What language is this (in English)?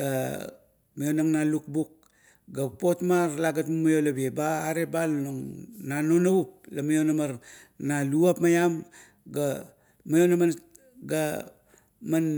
Kuot